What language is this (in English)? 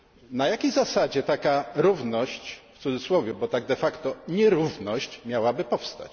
Polish